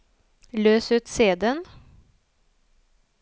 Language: Norwegian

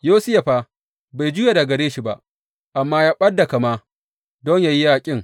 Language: Hausa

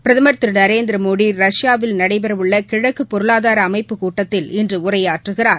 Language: Tamil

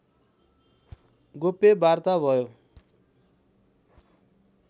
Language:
Nepali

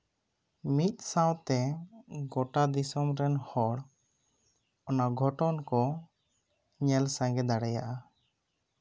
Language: Santali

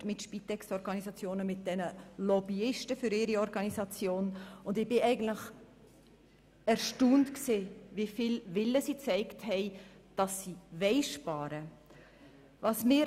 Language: Swiss German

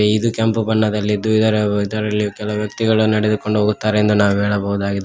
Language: Kannada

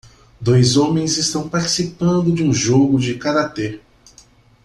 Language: Portuguese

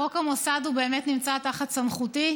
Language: Hebrew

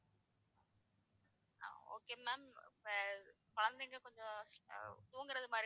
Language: Tamil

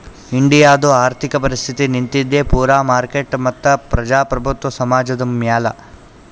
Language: Kannada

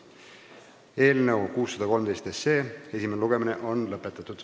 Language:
Estonian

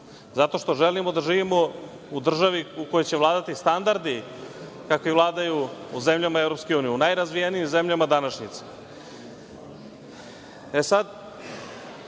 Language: Serbian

